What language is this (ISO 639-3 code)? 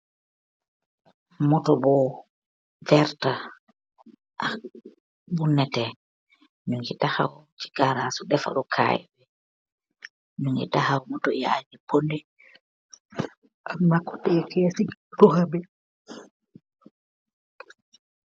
wol